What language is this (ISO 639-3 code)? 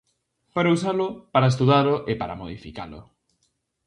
glg